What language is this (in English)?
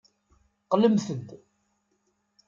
Kabyle